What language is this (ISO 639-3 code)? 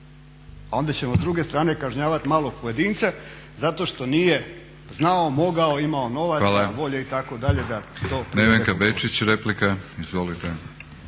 hrv